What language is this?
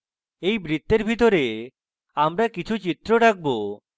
Bangla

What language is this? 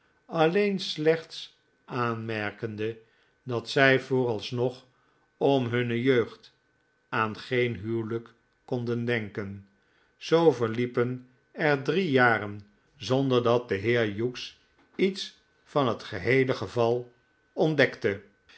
Dutch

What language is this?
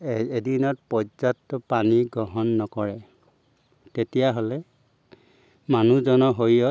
Assamese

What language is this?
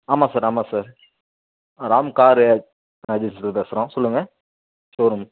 Tamil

